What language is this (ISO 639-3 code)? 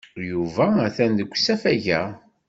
kab